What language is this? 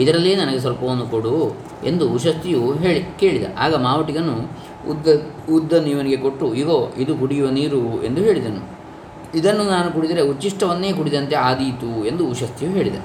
Kannada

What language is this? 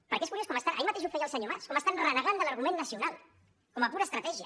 Catalan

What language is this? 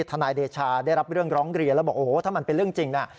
Thai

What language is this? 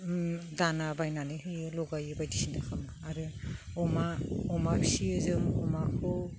Bodo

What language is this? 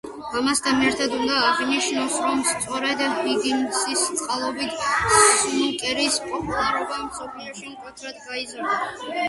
Georgian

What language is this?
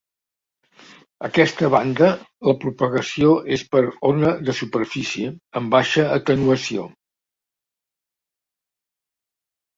Catalan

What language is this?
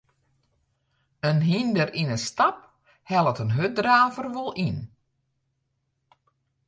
Western Frisian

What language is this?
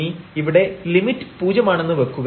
Malayalam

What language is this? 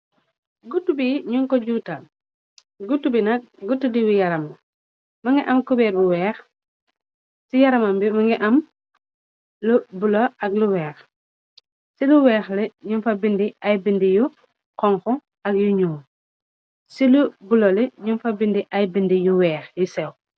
Wolof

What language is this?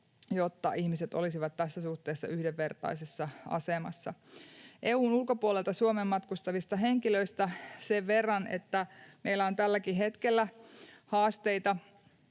Finnish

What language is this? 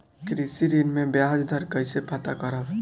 Bhojpuri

